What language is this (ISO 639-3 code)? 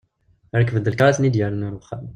kab